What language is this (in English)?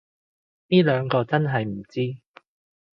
Cantonese